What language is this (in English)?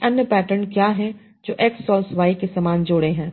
Hindi